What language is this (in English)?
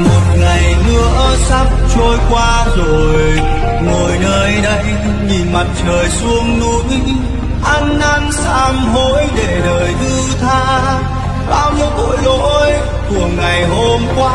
Vietnamese